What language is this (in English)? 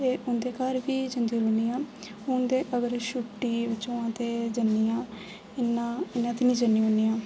Dogri